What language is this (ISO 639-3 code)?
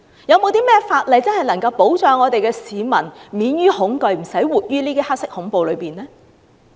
yue